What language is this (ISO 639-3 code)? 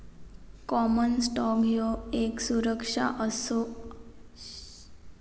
mar